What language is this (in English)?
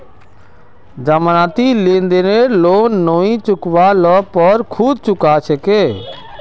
Magahi